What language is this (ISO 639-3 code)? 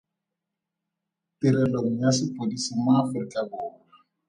tsn